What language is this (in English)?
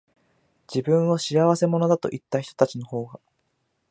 Japanese